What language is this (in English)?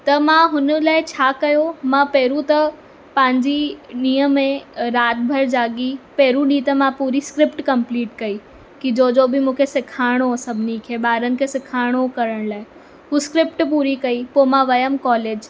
Sindhi